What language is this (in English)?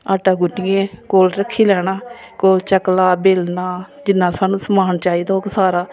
Dogri